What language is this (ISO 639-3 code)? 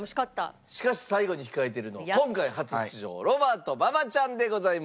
jpn